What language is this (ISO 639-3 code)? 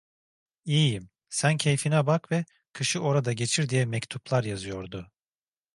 tur